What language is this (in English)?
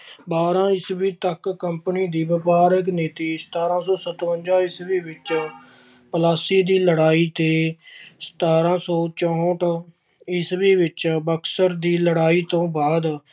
Punjabi